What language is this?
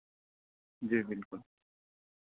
Urdu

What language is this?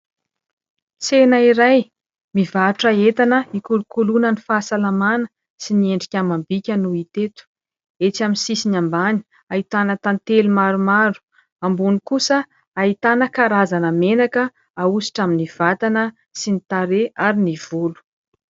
Malagasy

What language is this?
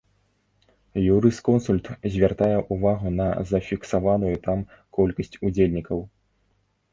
Belarusian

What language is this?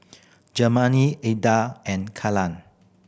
English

